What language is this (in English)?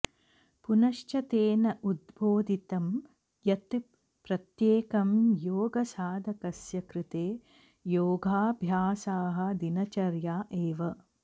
Sanskrit